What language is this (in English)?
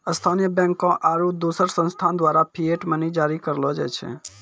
Maithili